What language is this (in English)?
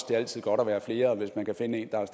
Danish